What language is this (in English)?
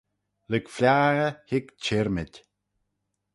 Manx